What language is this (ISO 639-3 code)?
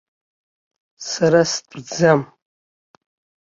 abk